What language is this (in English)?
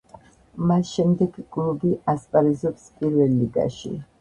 Georgian